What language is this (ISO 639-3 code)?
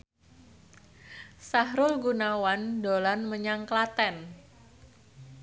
jav